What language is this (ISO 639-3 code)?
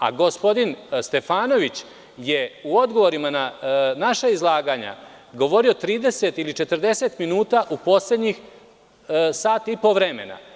srp